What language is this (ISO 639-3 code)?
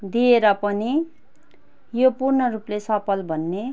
nep